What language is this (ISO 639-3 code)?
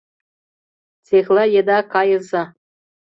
chm